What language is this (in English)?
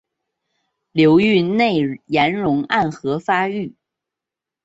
Chinese